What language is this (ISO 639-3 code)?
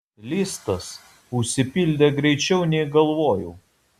lit